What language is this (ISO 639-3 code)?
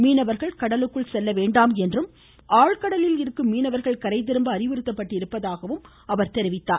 tam